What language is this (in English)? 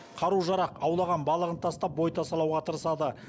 Kazakh